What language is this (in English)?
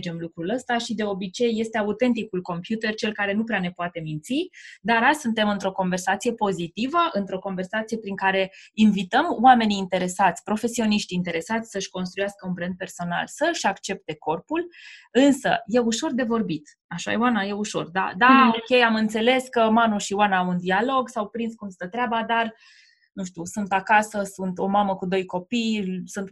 Romanian